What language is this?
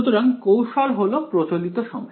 Bangla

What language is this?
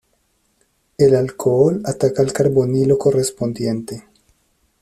Spanish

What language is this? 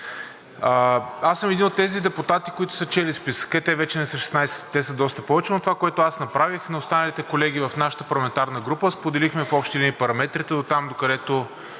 Bulgarian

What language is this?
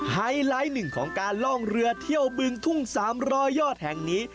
Thai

